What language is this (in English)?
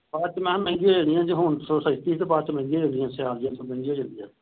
Punjabi